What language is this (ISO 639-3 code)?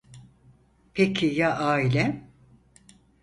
tur